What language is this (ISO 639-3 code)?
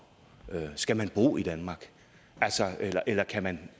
dan